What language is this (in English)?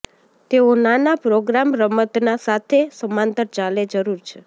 Gujarati